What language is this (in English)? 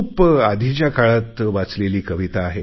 Marathi